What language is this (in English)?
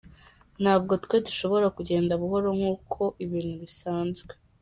Kinyarwanda